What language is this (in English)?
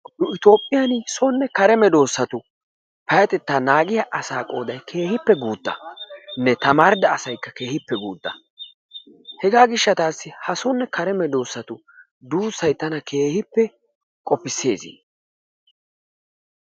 Wolaytta